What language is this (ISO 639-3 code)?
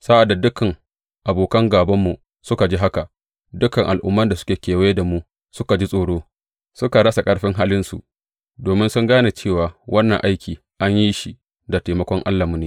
hau